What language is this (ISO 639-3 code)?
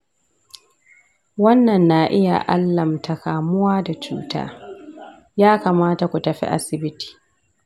hau